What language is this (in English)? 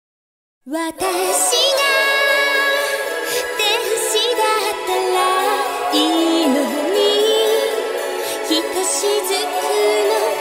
Thai